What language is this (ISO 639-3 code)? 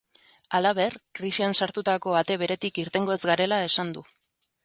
eus